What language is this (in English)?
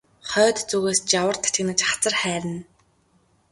Mongolian